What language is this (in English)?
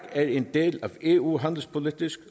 Danish